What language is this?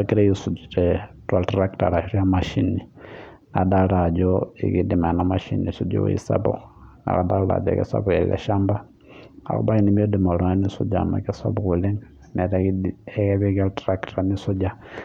Masai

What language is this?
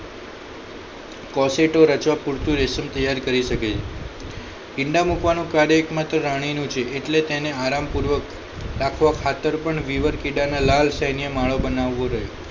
Gujarati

